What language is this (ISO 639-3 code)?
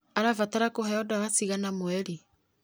kik